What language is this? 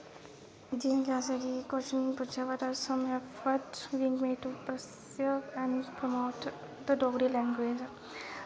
Dogri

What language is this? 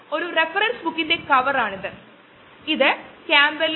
Malayalam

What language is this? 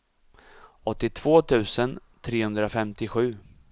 Swedish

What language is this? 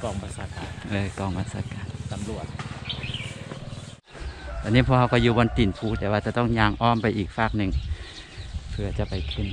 Thai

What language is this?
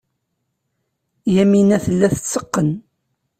Kabyle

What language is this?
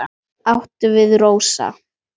Icelandic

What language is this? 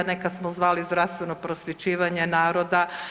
Croatian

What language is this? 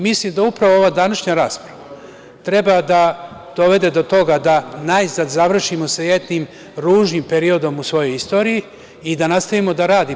Serbian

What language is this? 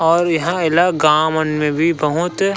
Chhattisgarhi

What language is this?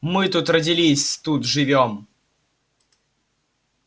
Russian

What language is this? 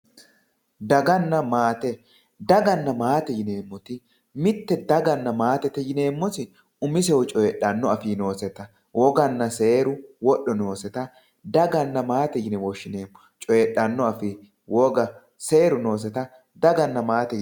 Sidamo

